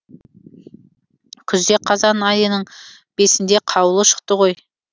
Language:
Kazakh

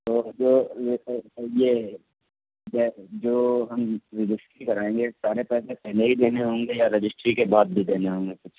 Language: Urdu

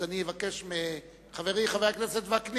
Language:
Hebrew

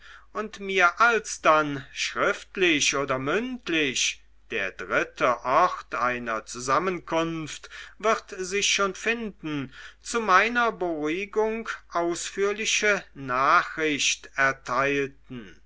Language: German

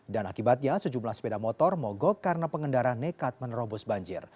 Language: Indonesian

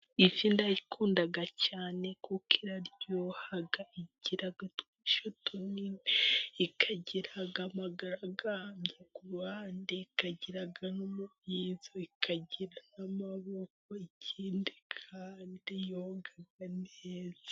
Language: Kinyarwanda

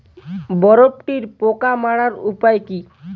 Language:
Bangla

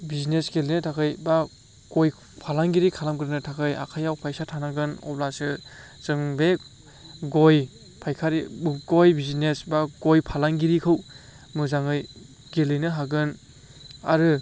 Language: Bodo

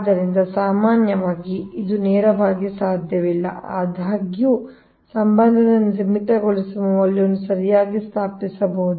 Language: Kannada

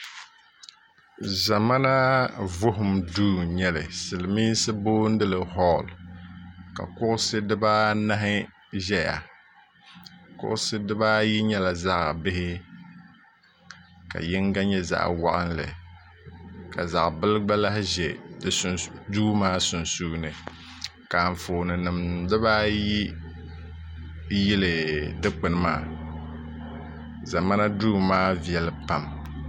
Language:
Dagbani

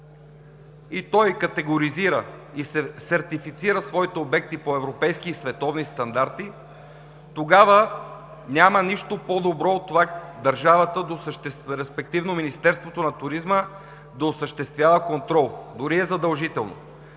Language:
Bulgarian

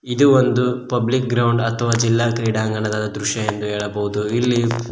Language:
Kannada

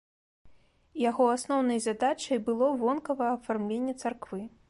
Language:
Belarusian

